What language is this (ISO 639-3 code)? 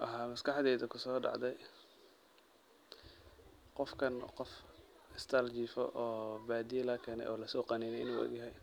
som